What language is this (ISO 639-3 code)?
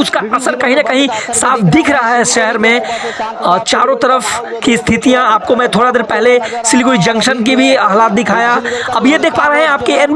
hin